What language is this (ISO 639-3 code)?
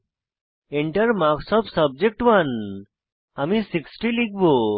ben